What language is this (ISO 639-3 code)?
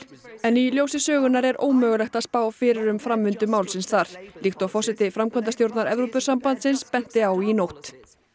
isl